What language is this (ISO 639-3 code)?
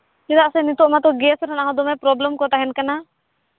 sat